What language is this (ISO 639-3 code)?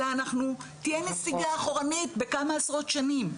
heb